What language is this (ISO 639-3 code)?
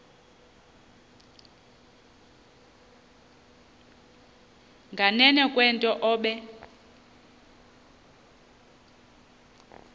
xho